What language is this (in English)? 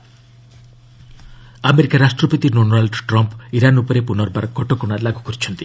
Odia